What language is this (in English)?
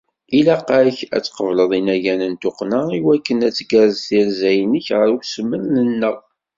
Kabyle